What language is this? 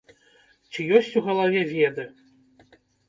Belarusian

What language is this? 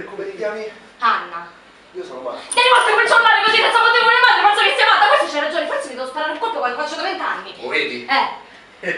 Italian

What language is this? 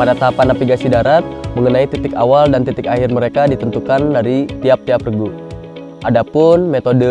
Indonesian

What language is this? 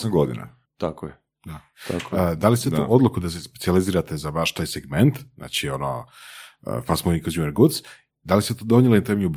Croatian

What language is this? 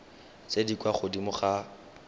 Tswana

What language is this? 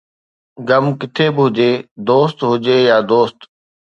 Sindhi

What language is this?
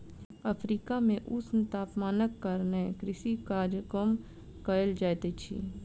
Maithili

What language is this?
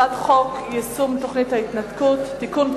Hebrew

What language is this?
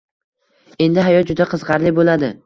Uzbek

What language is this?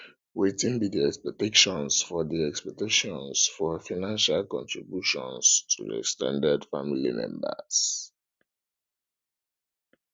Nigerian Pidgin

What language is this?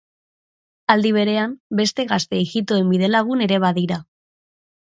Basque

